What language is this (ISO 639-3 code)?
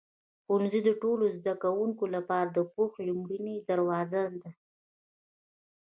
pus